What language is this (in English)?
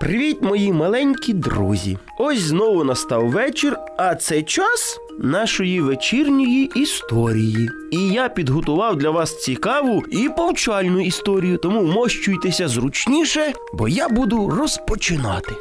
Ukrainian